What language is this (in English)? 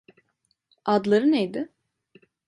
Turkish